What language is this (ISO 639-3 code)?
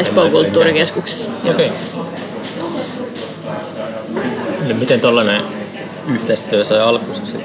fin